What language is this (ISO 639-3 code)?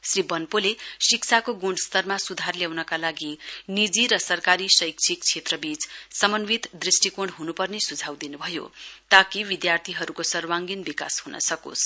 nep